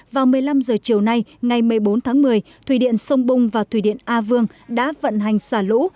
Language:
Vietnamese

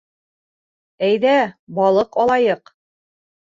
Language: Bashkir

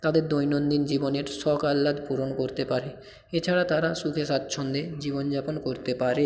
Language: Bangla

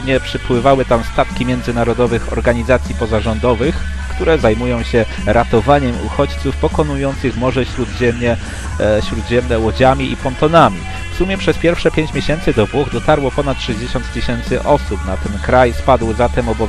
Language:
Polish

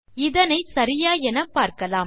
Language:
Tamil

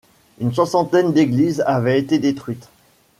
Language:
French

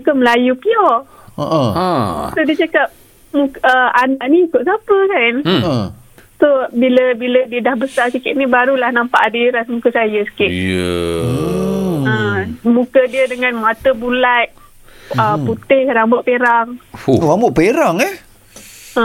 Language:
Malay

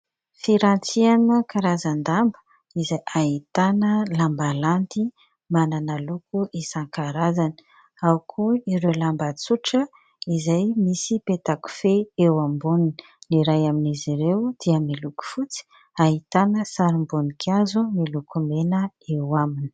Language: Malagasy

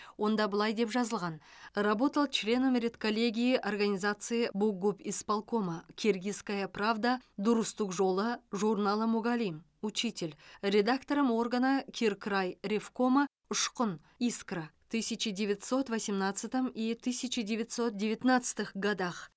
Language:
Kazakh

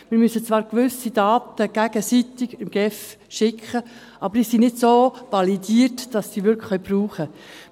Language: Swiss German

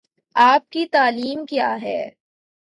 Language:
Urdu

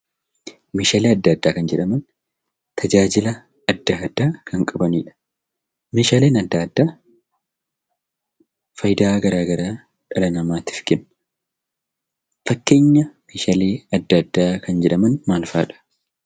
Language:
Oromo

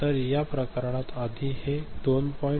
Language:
Marathi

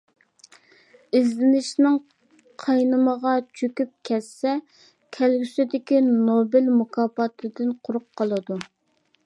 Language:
Uyghur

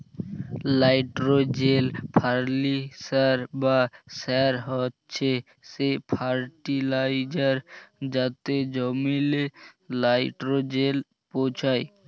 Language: Bangla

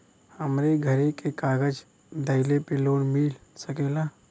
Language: Bhojpuri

